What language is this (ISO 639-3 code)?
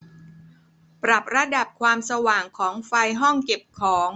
tha